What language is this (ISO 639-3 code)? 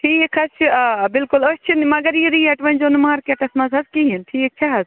kas